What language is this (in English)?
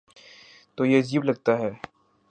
Urdu